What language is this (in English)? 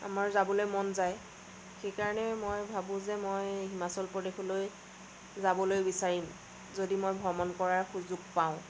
Assamese